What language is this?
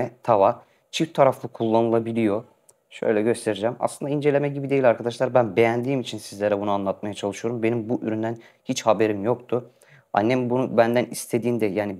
Turkish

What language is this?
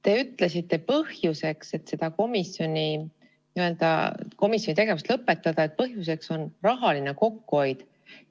Estonian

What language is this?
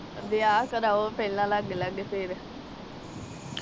Punjabi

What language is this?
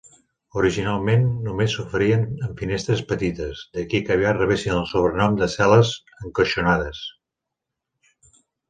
Catalan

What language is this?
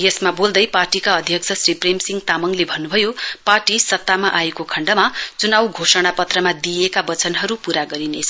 Nepali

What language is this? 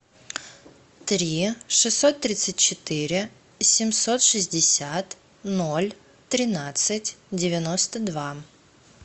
Russian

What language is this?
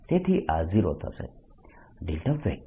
Gujarati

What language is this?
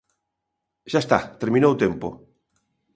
Galician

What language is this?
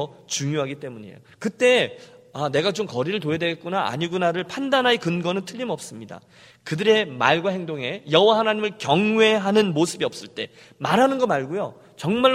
Korean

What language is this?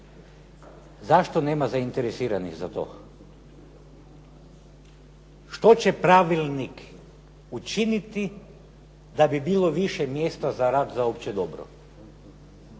Croatian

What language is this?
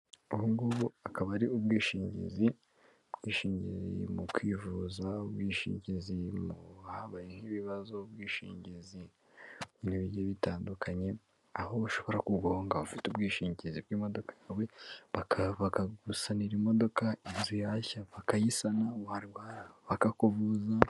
Kinyarwanda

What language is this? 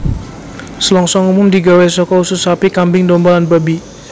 Javanese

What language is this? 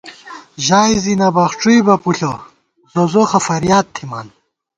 Gawar-Bati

